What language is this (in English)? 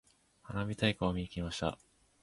Japanese